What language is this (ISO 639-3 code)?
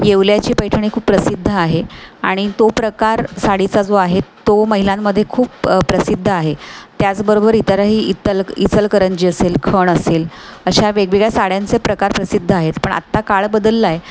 mar